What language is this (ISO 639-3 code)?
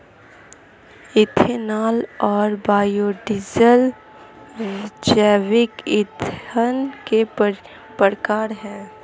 hin